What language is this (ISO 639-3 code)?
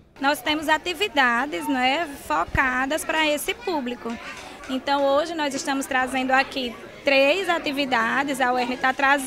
por